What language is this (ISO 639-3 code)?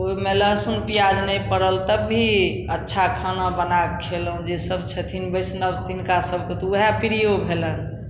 mai